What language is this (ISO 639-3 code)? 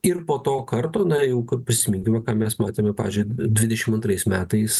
lit